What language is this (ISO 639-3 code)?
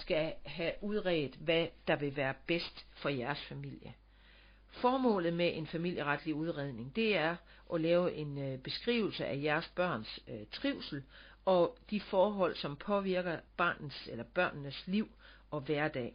dan